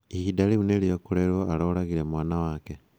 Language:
Kikuyu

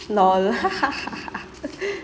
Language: English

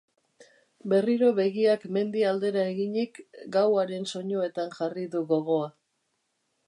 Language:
Basque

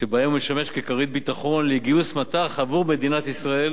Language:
Hebrew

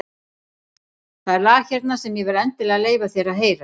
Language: Icelandic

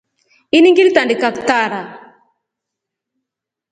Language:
Rombo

